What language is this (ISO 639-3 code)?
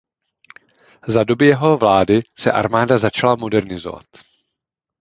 ces